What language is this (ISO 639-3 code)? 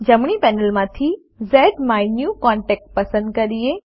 guj